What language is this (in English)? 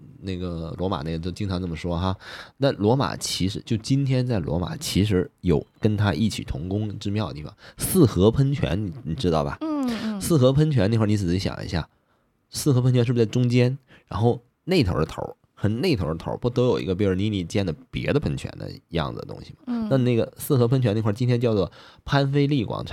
Chinese